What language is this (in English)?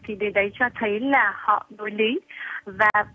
Vietnamese